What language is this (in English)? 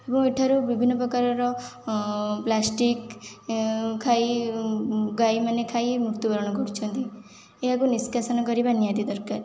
Odia